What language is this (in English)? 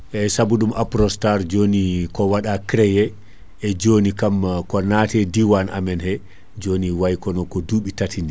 Fula